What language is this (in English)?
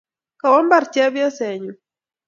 Kalenjin